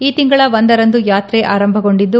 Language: Kannada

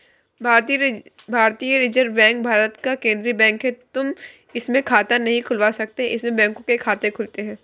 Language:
Hindi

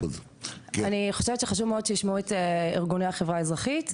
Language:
Hebrew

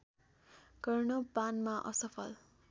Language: Nepali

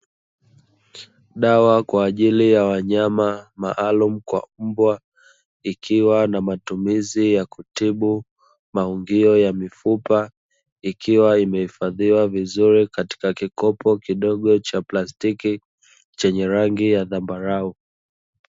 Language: Swahili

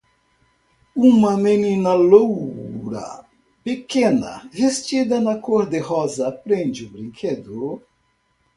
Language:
Portuguese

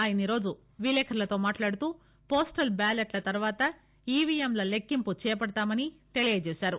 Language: Telugu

